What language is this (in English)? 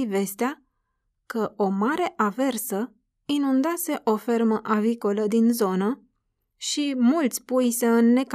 Romanian